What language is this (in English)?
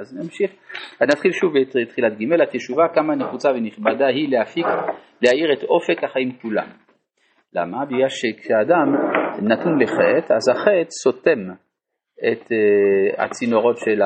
Hebrew